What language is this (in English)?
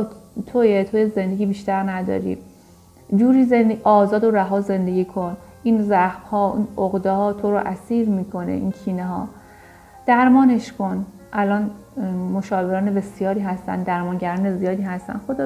Persian